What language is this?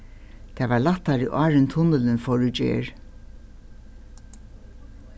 Faroese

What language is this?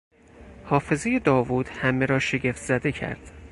Persian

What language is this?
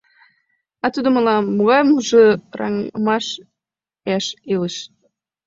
Mari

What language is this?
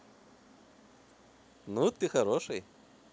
Russian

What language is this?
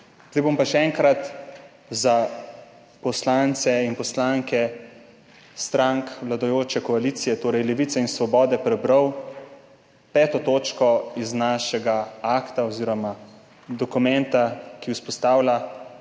Slovenian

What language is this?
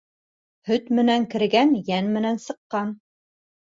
Bashkir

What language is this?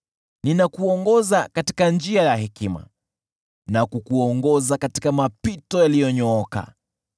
Swahili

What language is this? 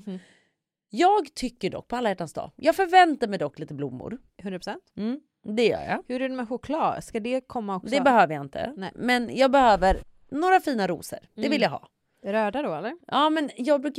Swedish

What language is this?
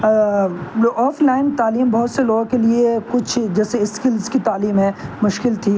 Urdu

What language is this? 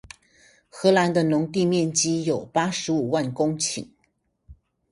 Chinese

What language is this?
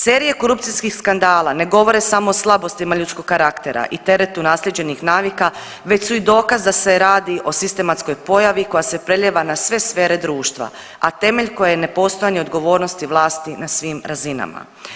Croatian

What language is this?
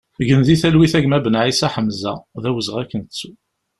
Kabyle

